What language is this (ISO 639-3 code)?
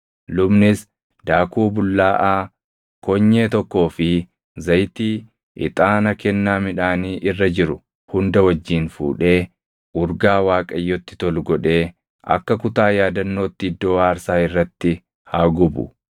orm